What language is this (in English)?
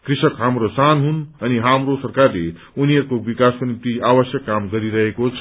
Nepali